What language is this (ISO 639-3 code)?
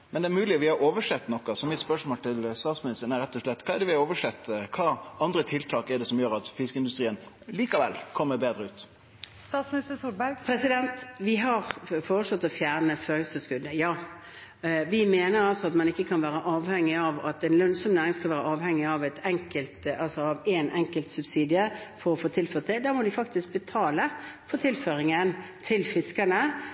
nor